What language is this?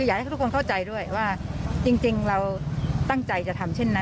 Thai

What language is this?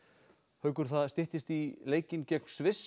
Icelandic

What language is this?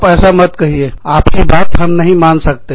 Hindi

